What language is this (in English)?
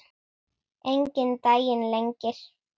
Icelandic